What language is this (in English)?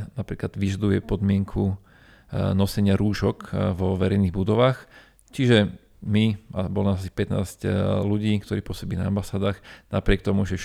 Slovak